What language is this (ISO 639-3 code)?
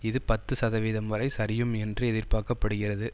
tam